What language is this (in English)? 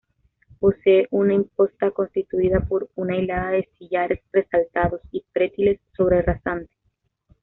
Spanish